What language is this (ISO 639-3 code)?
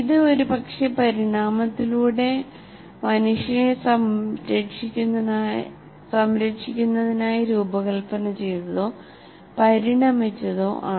mal